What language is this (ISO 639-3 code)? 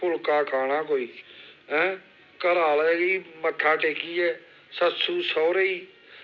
doi